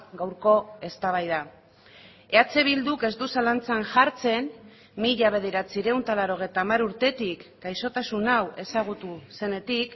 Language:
Basque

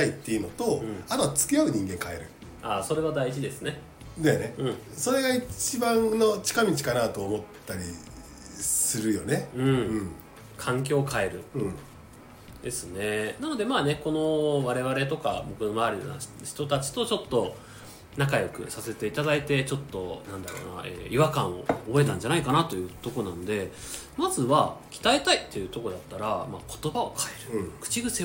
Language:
Japanese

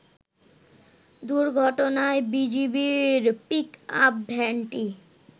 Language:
Bangla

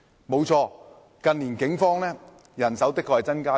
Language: Cantonese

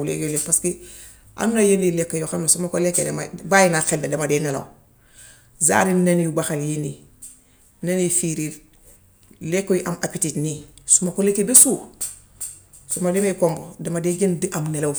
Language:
Gambian Wolof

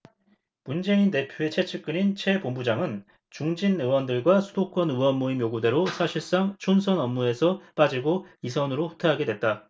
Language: Korean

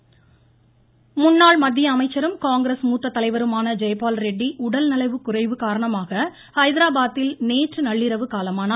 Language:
Tamil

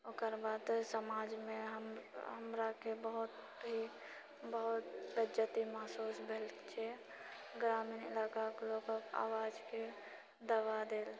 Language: Maithili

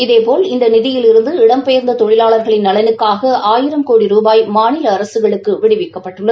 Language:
Tamil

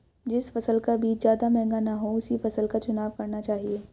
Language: Hindi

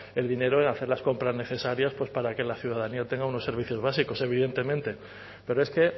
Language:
Spanish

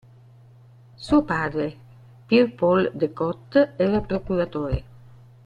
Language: Italian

